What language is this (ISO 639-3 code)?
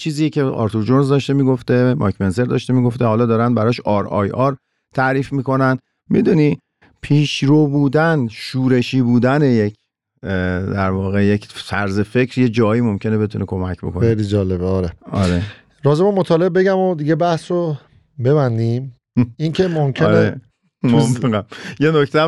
fas